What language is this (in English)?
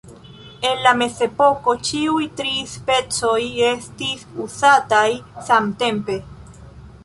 Esperanto